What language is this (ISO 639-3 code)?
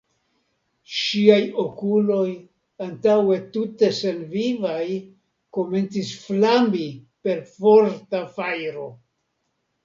epo